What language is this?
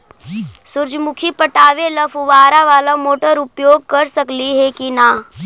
Magahi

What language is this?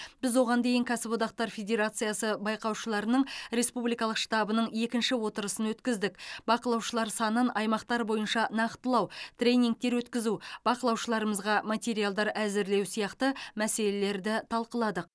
Kazakh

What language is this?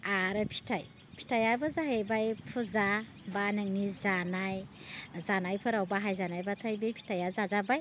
Bodo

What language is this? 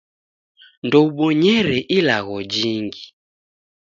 Taita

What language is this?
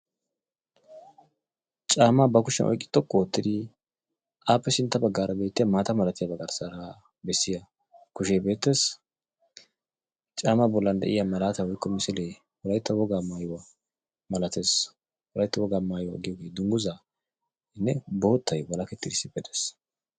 Wolaytta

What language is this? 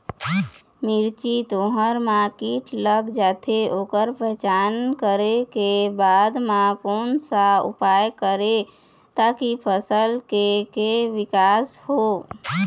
Chhattisgarhi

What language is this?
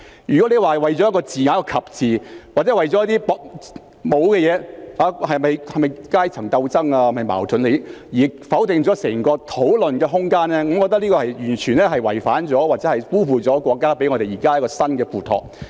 Cantonese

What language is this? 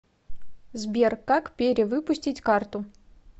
Russian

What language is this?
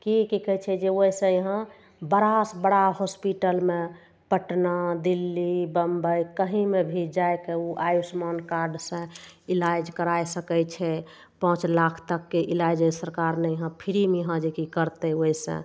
Maithili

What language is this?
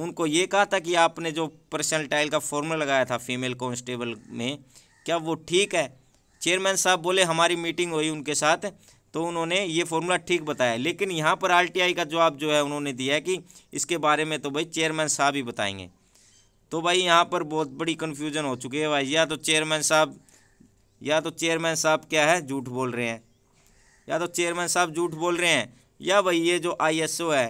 Hindi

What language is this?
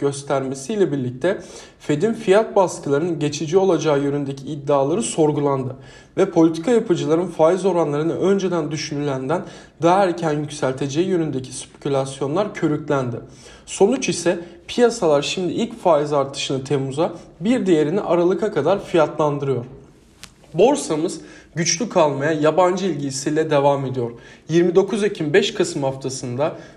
Turkish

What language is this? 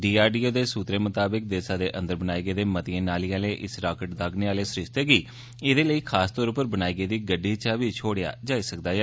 Dogri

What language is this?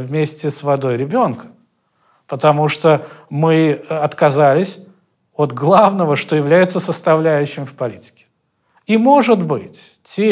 Russian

